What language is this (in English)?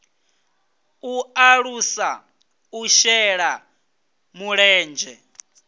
Venda